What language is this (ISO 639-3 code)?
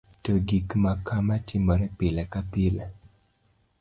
luo